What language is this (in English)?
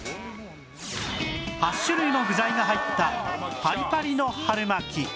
Japanese